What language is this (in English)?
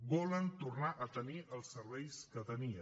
Catalan